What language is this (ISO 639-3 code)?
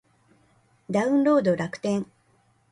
jpn